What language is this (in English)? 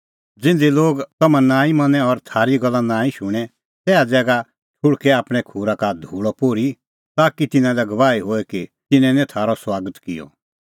Kullu Pahari